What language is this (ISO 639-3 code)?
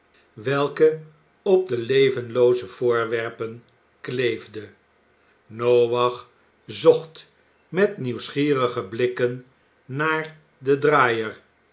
nld